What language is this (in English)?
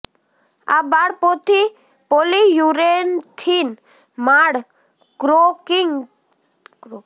Gujarati